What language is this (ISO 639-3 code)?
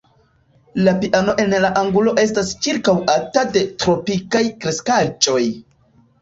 epo